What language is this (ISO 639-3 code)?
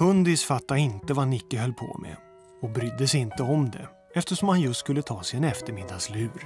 swe